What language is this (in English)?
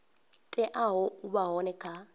Venda